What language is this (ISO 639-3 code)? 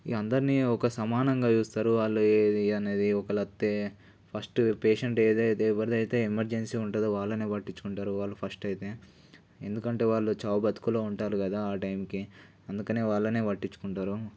tel